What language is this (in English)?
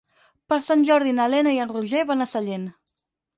Catalan